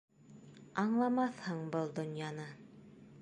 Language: Bashkir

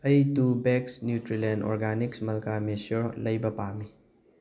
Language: Manipuri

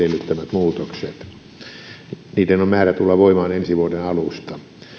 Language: Finnish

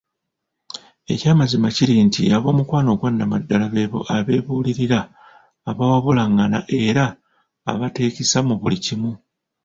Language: Ganda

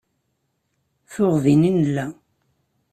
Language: Kabyle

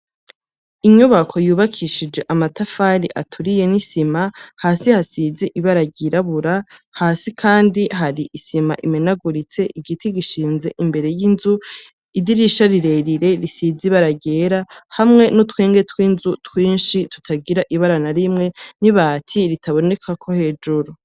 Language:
Rundi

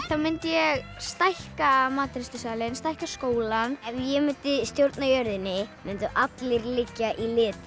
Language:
Icelandic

